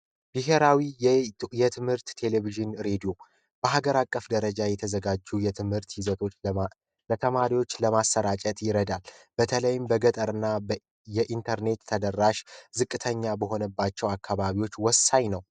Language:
Amharic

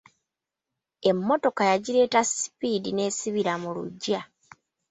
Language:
Ganda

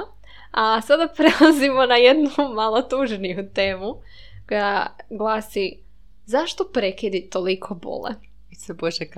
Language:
Croatian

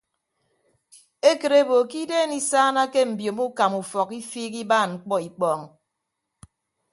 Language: Ibibio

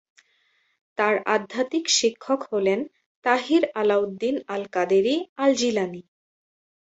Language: Bangla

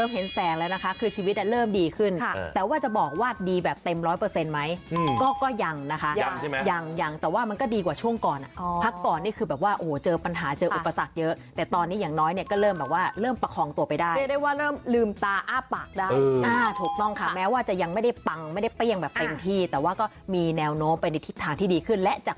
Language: Thai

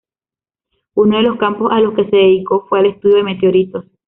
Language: Spanish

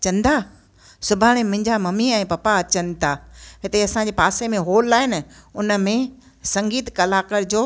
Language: Sindhi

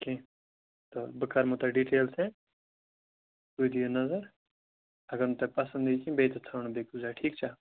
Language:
Kashmiri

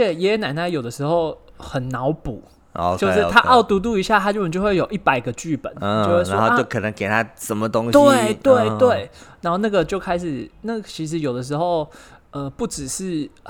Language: Chinese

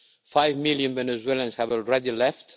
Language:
English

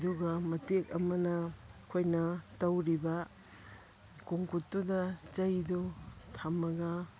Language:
Manipuri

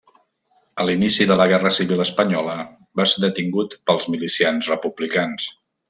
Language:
Catalan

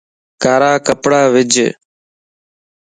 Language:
Lasi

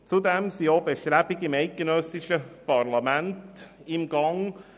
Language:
Swiss German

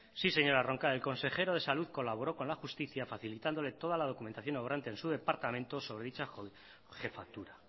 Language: Spanish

